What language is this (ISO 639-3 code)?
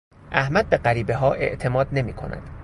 fas